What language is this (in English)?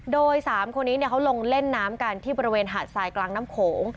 Thai